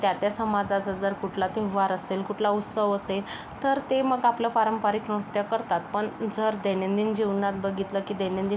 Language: Marathi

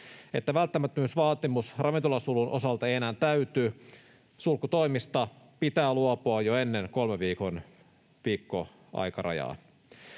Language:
Finnish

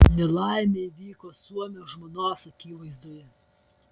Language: Lithuanian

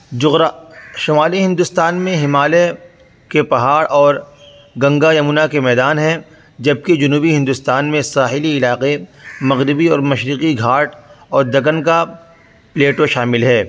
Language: Urdu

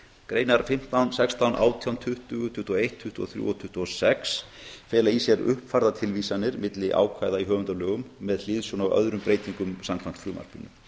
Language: Icelandic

